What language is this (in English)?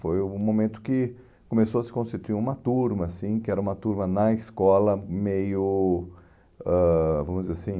Portuguese